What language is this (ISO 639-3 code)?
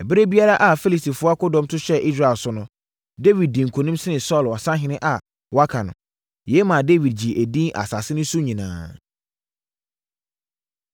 aka